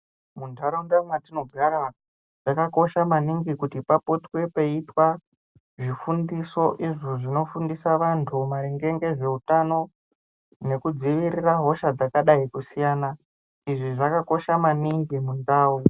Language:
Ndau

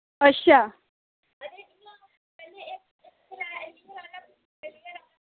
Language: Dogri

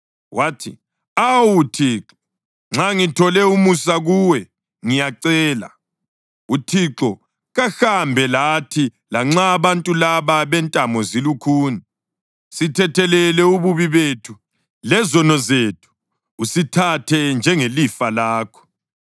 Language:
North Ndebele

